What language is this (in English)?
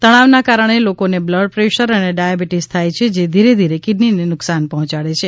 Gujarati